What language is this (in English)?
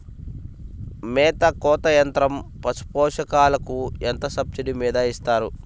Telugu